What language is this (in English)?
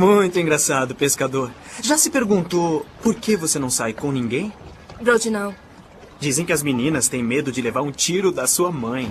Portuguese